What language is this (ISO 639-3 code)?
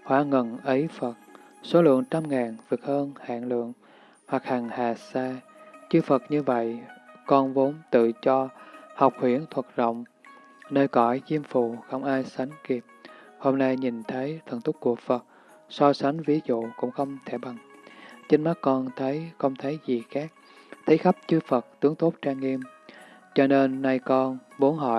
vie